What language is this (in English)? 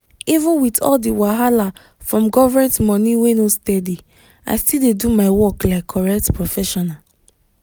Nigerian Pidgin